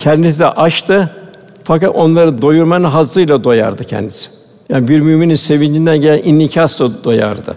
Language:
Turkish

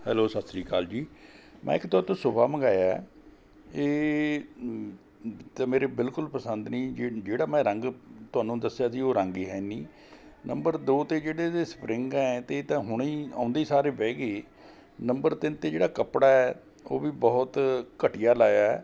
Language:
Punjabi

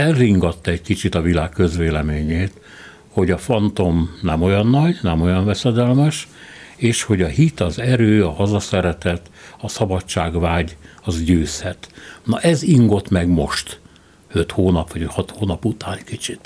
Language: Hungarian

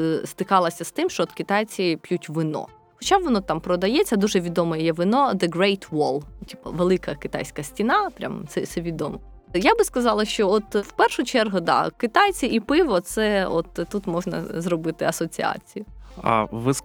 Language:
Ukrainian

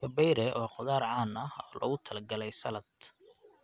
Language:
Somali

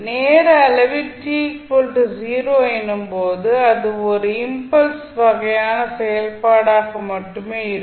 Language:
Tamil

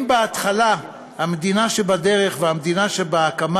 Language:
Hebrew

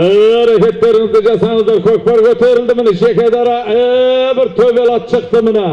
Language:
Turkish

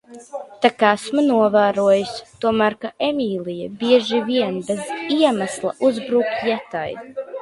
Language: Latvian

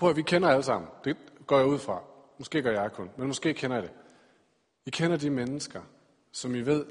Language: Danish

